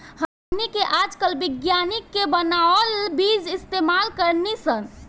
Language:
Bhojpuri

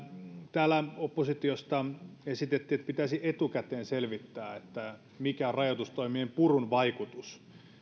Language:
Finnish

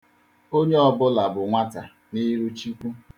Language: Igbo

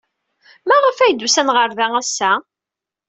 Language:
Kabyle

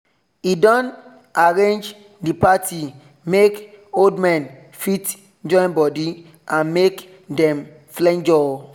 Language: Nigerian Pidgin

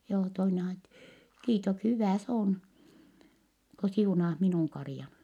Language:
Finnish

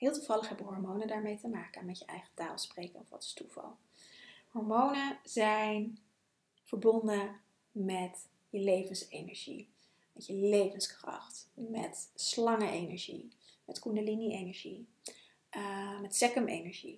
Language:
Dutch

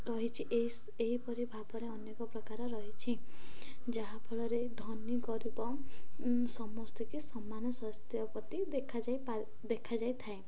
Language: Odia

